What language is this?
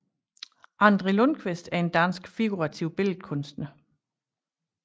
Danish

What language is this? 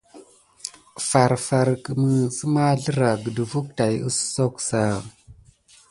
Gidar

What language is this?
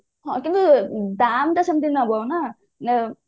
Odia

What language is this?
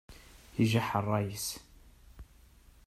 Kabyle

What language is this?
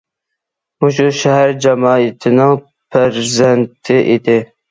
Uyghur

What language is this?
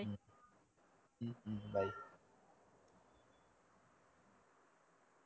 Tamil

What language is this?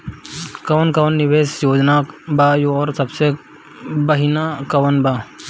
Bhojpuri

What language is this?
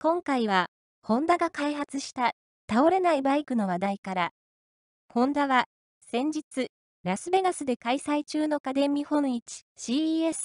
Japanese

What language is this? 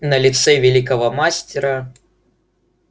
Russian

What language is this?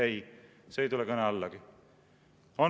Estonian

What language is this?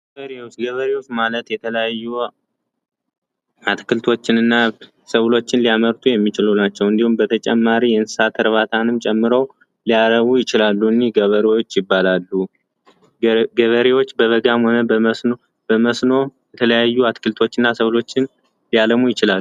Amharic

